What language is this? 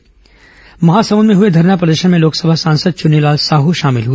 Hindi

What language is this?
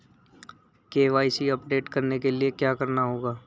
Hindi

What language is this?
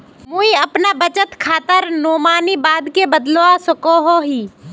Magahi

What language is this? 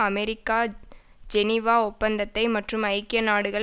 Tamil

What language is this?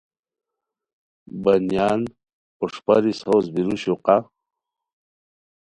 Khowar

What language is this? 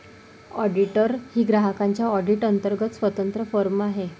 Marathi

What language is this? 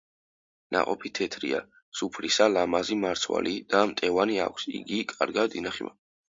Georgian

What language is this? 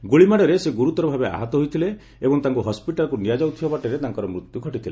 Odia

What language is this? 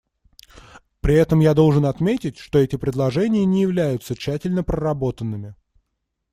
Russian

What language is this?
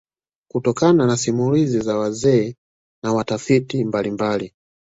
Swahili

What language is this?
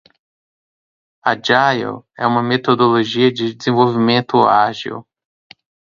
Portuguese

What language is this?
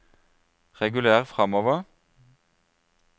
Norwegian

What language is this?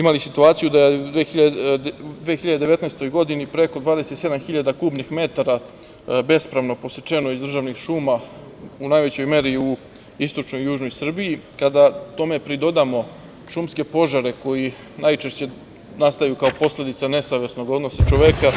Serbian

